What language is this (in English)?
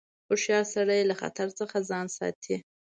Pashto